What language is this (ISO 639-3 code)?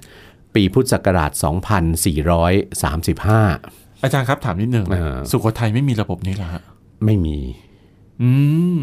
tha